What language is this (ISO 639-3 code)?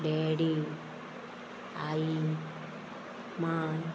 kok